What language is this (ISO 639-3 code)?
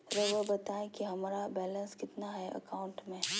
mag